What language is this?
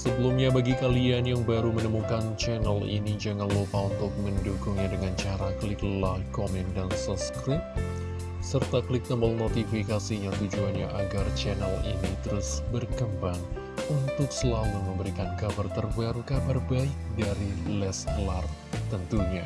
Indonesian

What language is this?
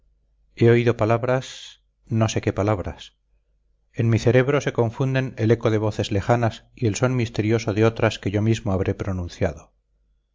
Spanish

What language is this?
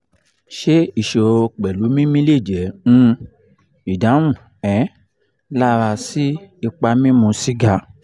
Yoruba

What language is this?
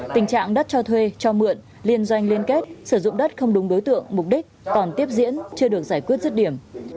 Vietnamese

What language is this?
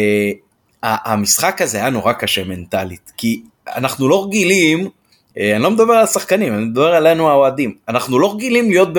Hebrew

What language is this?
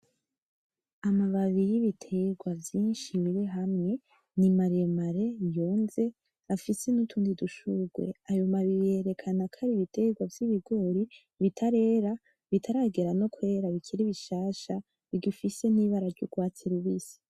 Rundi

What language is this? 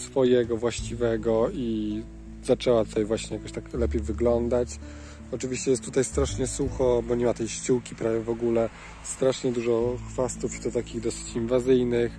Polish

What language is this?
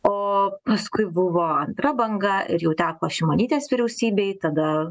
Lithuanian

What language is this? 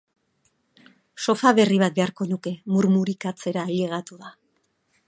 Basque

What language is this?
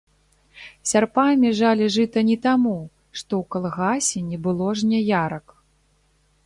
Belarusian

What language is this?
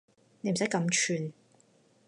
Cantonese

